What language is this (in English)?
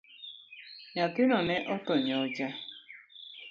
Luo (Kenya and Tanzania)